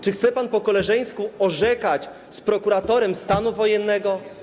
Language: Polish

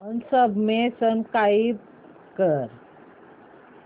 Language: Marathi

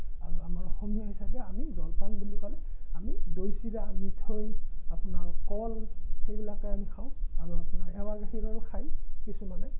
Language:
Assamese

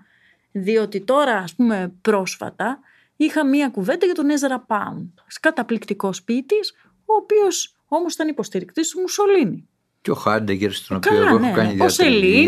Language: Greek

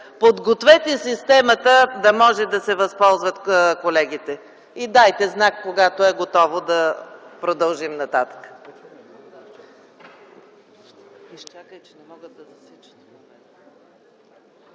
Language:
Bulgarian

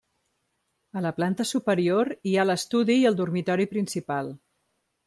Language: Catalan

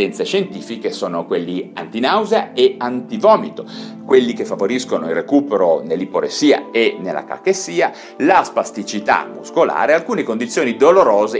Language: Italian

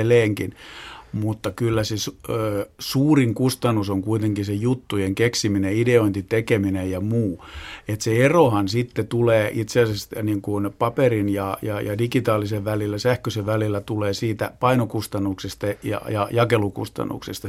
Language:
Finnish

